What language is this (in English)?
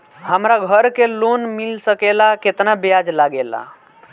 Bhojpuri